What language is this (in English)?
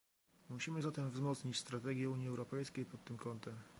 Polish